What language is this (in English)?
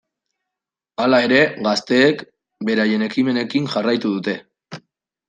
Basque